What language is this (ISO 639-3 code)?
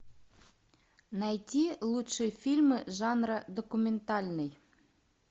rus